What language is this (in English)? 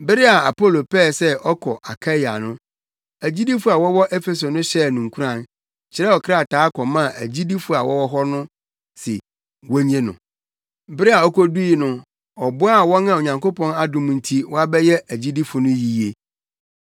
Akan